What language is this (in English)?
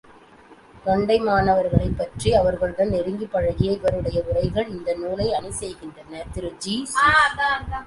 Tamil